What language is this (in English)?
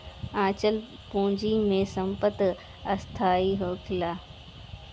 Bhojpuri